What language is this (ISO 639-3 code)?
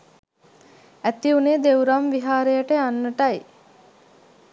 sin